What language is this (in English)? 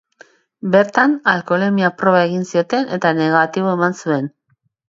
Basque